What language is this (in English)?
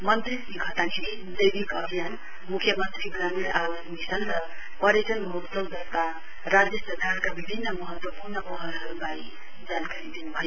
Nepali